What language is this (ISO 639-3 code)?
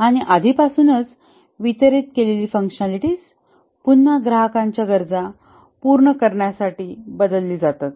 mar